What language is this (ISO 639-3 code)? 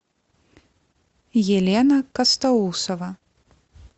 rus